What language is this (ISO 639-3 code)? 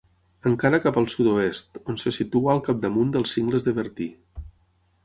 cat